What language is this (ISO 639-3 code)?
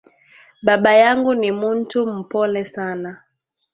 swa